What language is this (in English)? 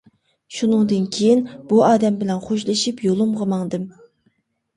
Uyghur